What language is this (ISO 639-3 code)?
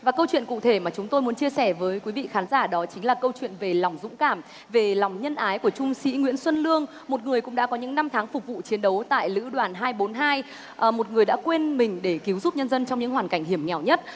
vie